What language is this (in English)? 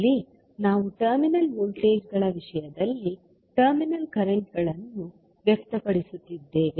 Kannada